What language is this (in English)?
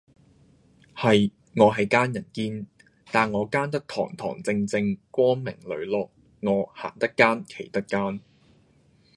Cantonese